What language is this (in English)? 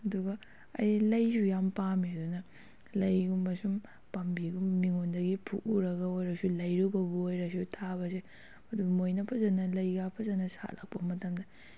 Manipuri